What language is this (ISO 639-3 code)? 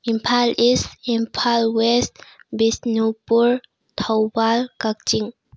mni